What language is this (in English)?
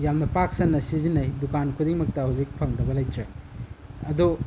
Manipuri